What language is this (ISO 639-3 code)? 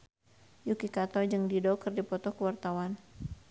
sun